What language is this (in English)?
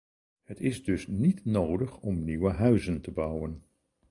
Dutch